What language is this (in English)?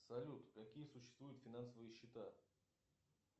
Russian